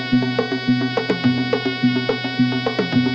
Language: Thai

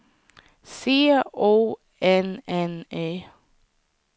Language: Swedish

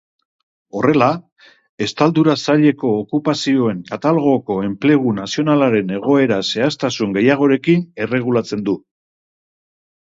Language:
Basque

